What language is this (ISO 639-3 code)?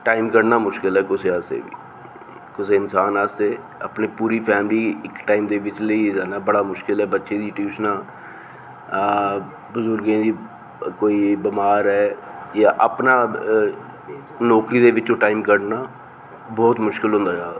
doi